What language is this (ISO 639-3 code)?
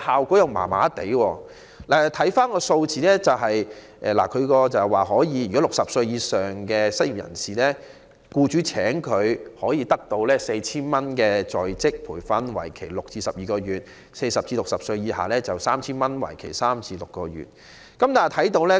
yue